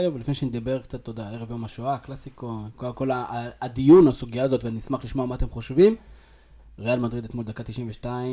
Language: Hebrew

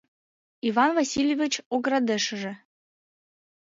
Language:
Mari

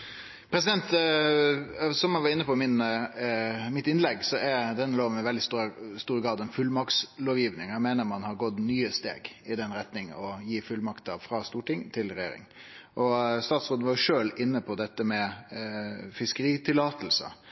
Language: Norwegian Nynorsk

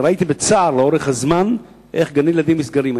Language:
Hebrew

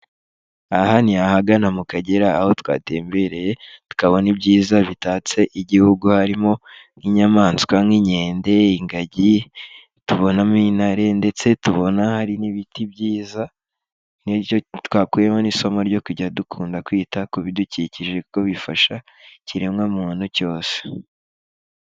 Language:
Kinyarwanda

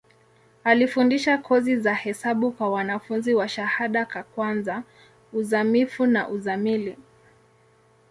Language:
Swahili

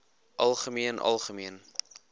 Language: Afrikaans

